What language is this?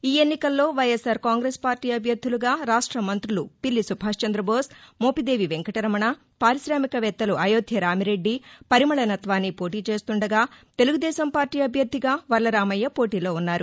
Telugu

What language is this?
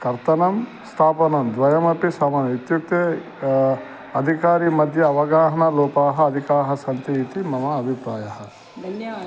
Sanskrit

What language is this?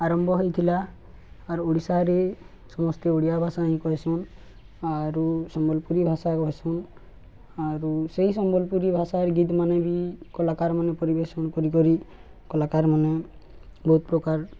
Odia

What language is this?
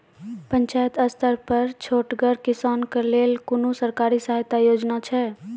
Maithili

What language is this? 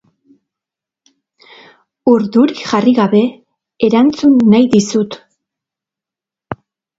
Basque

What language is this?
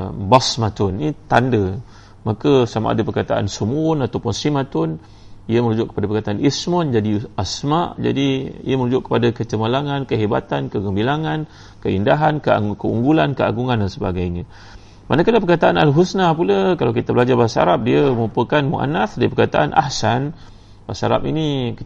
Malay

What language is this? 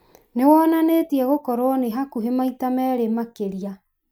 Kikuyu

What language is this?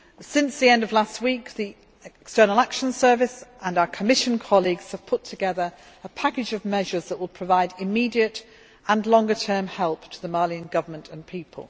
English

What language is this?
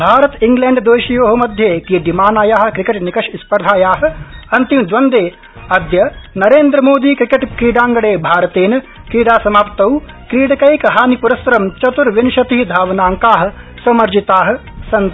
Sanskrit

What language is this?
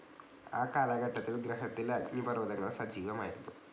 Malayalam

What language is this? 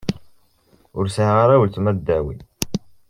Kabyle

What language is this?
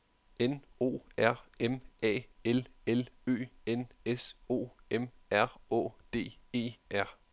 Danish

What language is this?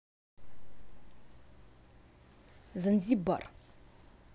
Russian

